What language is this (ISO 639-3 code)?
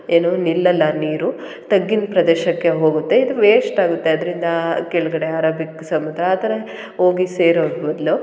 kan